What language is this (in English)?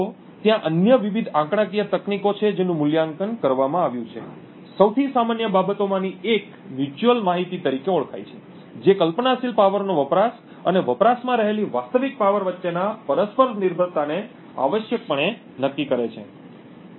Gujarati